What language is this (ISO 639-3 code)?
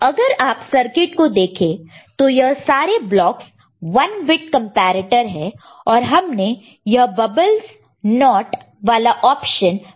hin